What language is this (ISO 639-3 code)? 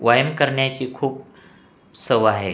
mar